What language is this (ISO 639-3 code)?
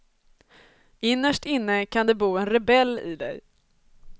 swe